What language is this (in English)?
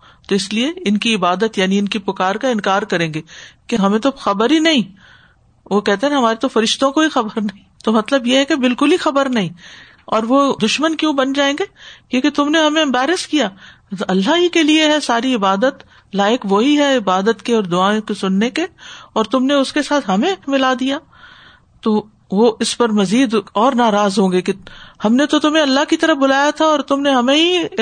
Urdu